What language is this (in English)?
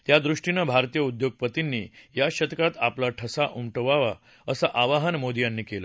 Marathi